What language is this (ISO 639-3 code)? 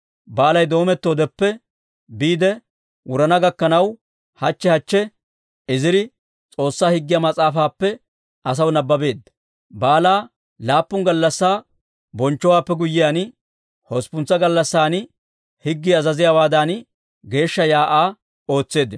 dwr